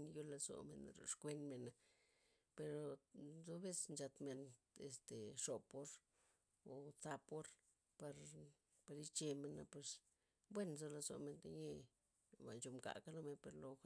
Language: Loxicha Zapotec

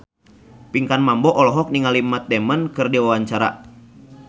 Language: Sundanese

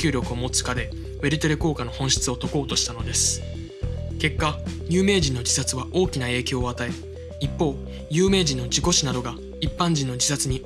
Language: Japanese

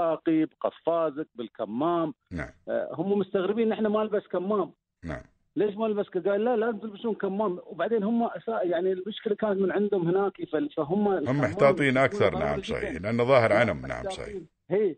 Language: Arabic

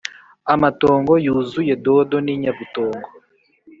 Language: Kinyarwanda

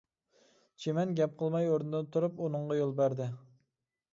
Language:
Uyghur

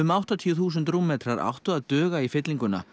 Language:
Icelandic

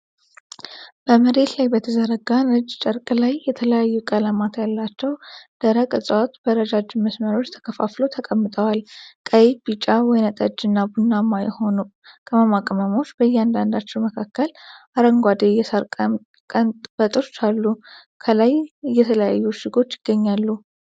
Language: Amharic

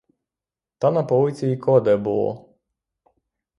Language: Ukrainian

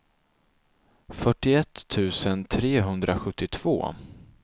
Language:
Swedish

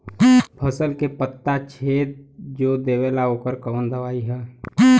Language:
Bhojpuri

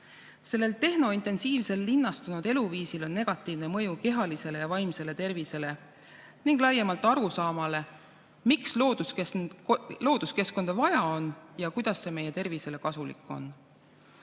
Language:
Estonian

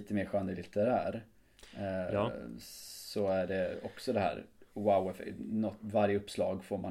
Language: Swedish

